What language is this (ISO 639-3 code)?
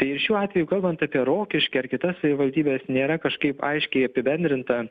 lit